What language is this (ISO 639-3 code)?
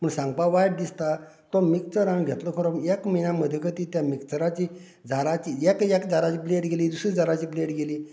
kok